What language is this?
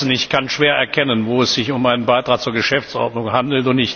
German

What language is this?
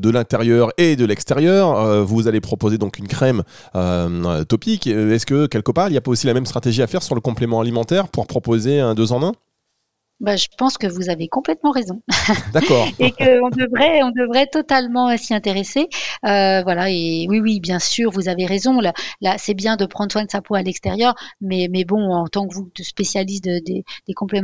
French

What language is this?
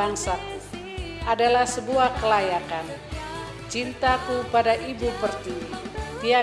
Indonesian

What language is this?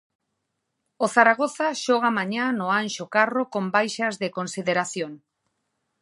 Galician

